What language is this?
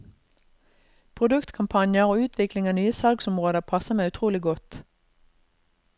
Norwegian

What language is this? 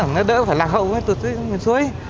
Vietnamese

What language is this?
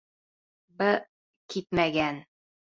Bashkir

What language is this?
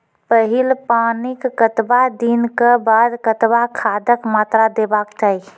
Maithili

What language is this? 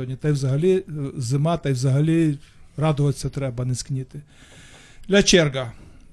Ukrainian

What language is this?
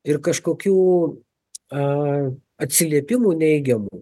Lithuanian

